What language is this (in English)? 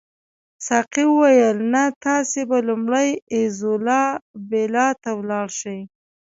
Pashto